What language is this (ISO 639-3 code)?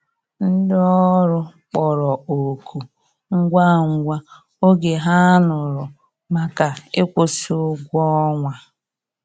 ibo